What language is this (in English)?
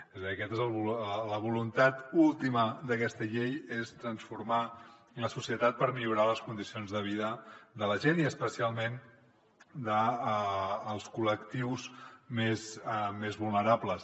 Catalan